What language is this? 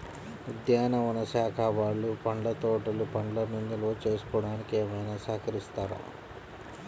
Telugu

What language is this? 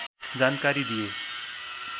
Nepali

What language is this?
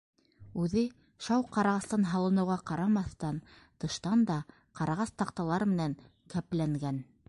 Bashkir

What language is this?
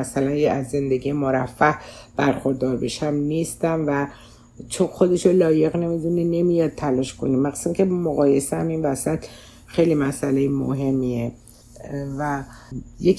Persian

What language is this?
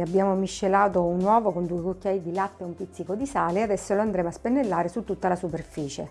Italian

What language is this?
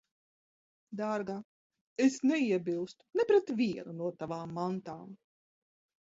Latvian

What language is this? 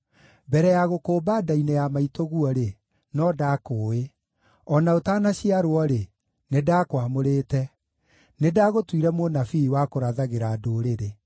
Kikuyu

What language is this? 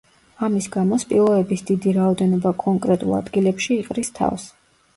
Georgian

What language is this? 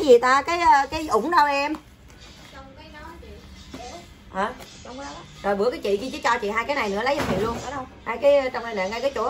Vietnamese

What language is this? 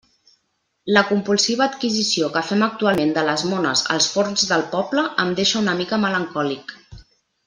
Catalan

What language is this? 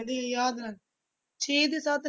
Punjabi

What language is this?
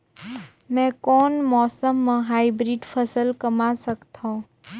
Chhattisgarhi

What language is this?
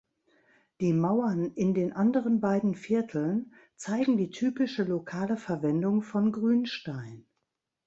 German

